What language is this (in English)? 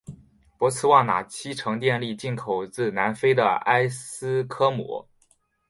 Chinese